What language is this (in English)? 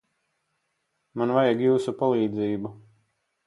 Latvian